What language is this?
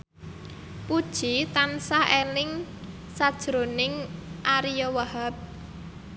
Javanese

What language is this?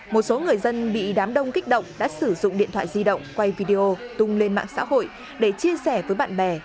Vietnamese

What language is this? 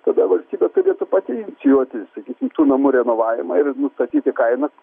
Lithuanian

